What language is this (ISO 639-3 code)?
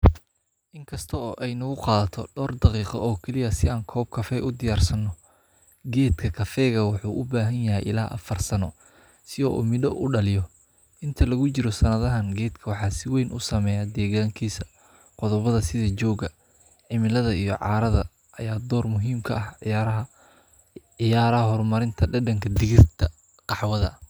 som